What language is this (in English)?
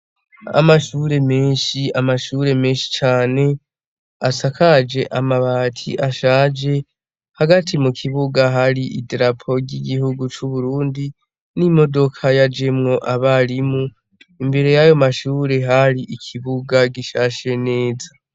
Rundi